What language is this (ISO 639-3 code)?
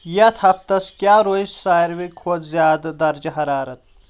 kas